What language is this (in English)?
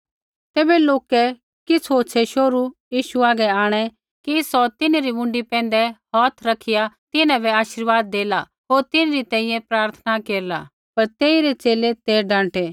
Kullu Pahari